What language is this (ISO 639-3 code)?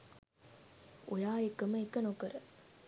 sin